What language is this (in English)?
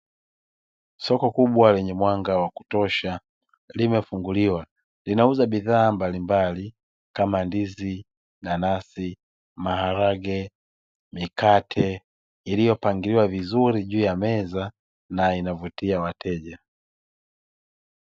Swahili